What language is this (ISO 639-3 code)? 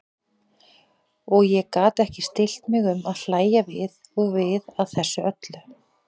isl